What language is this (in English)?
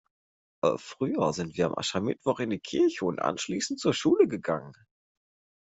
German